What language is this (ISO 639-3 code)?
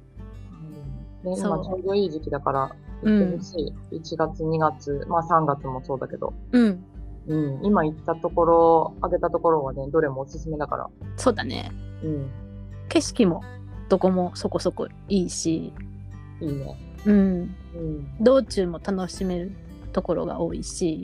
jpn